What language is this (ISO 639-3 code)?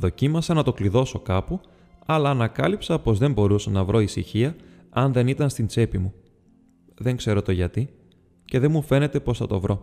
ell